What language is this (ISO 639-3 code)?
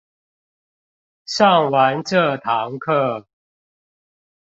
zho